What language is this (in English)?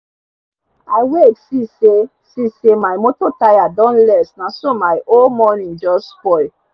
Nigerian Pidgin